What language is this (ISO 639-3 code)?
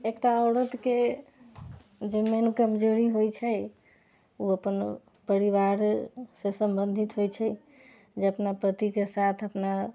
mai